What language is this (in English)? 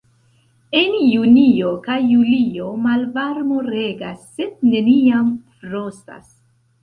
Esperanto